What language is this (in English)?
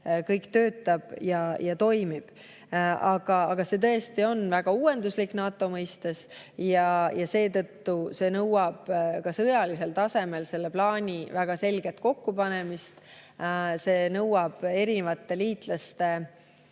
Estonian